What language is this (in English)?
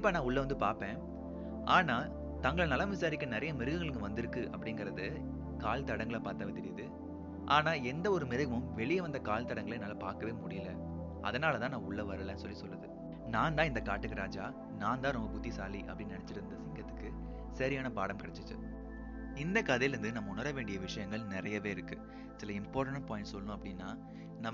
Tamil